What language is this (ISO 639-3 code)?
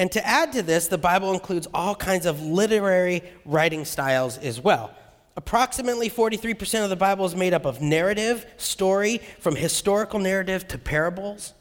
eng